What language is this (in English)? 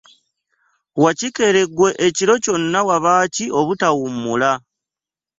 Ganda